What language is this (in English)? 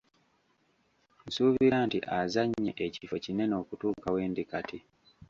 Ganda